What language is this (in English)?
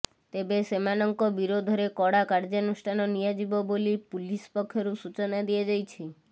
Odia